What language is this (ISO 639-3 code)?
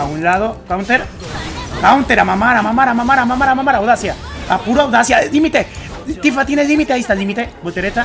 spa